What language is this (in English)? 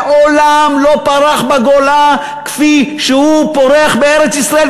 Hebrew